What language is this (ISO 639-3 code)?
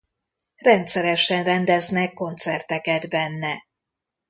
hun